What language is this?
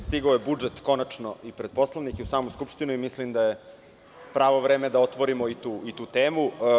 Serbian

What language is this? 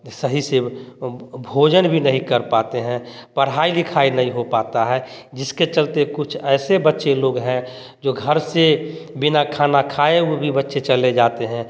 Hindi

